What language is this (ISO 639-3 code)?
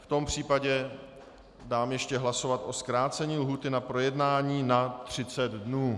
ces